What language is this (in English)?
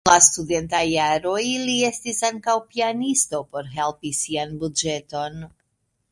Esperanto